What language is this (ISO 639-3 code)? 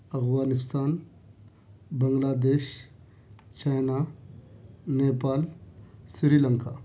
urd